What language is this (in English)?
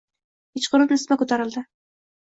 Uzbek